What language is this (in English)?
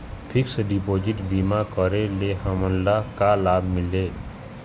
Chhattisgarhi